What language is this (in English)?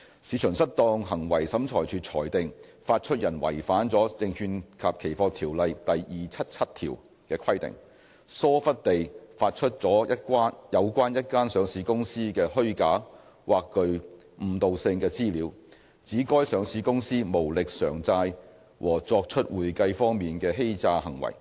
Cantonese